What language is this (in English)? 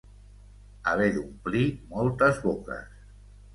Catalan